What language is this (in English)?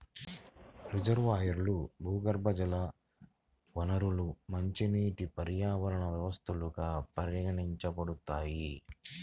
Telugu